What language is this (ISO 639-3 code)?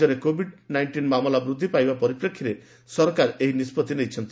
ori